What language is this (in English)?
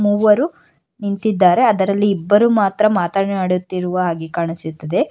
Kannada